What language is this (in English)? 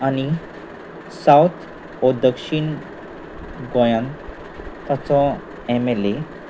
Konkani